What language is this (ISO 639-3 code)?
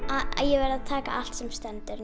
isl